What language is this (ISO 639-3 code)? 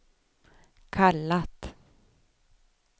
swe